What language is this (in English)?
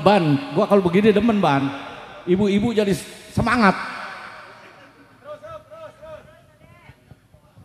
Indonesian